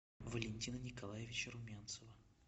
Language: Russian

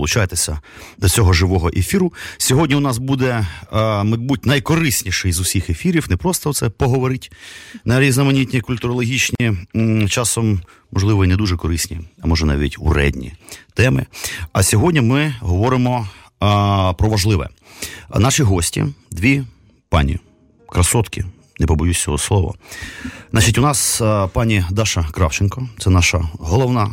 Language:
Ukrainian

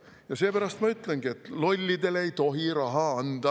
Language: Estonian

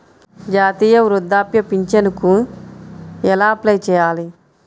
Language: Telugu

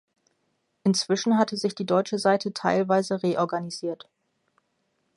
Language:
German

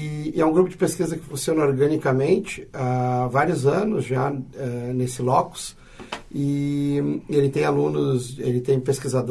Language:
Portuguese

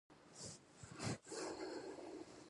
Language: Pashto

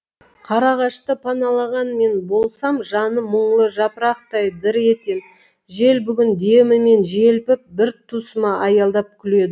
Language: Kazakh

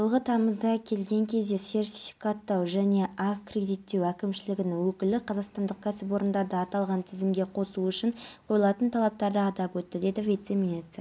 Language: Kazakh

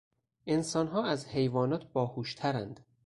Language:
Persian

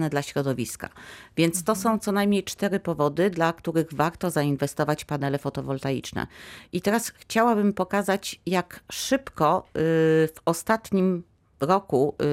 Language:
Polish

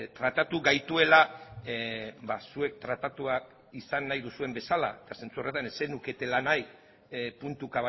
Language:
Basque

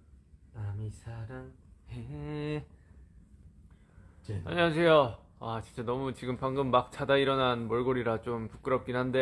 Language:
Korean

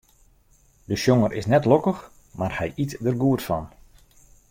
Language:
Western Frisian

